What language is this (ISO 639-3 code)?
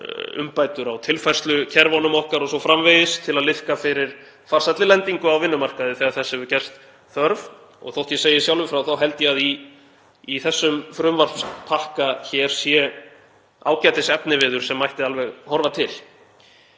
isl